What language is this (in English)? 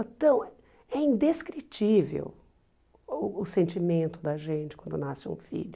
Portuguese